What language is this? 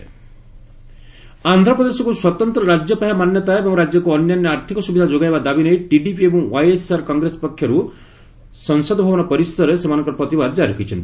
Odia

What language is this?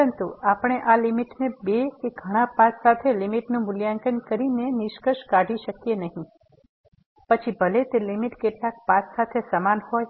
Gujarati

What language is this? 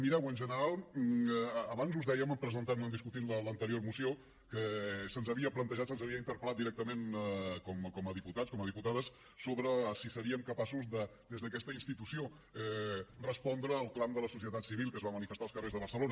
Catalan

